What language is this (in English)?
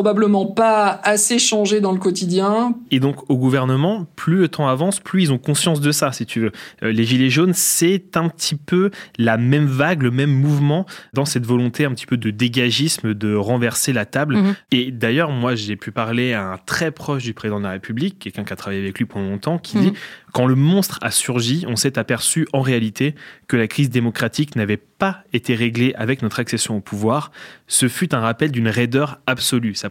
French